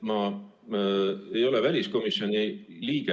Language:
Estonian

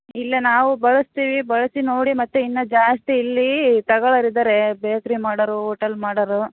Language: Kannada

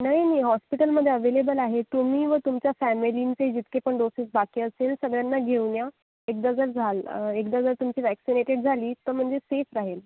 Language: Marathi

